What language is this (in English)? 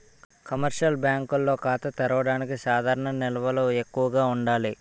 Telugu